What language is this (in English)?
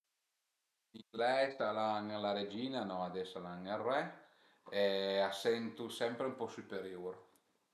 Piedmontese